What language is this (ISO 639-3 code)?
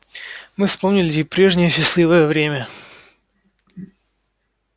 rus